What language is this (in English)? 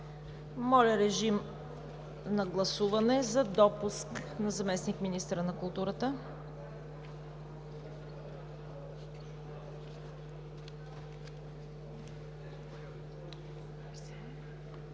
Bulgarian